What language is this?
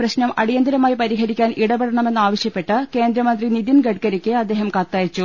Malayalam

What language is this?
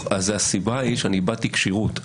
Hebrew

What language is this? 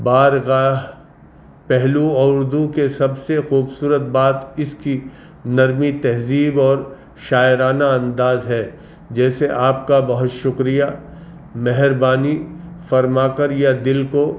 Urdu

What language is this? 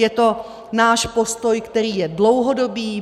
Czech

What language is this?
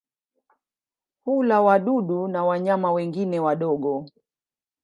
Swahili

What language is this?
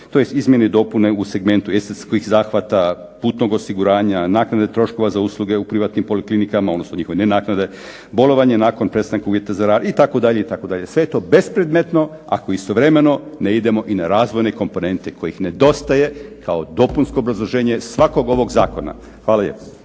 Croatian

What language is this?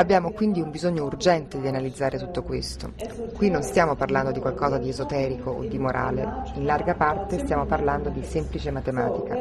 Italian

